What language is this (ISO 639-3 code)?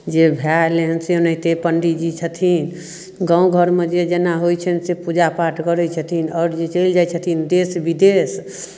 mai